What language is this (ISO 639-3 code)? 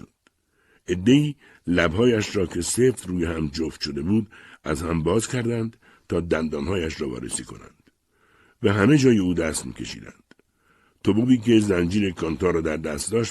fas